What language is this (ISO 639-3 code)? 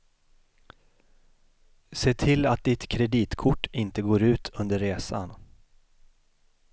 swe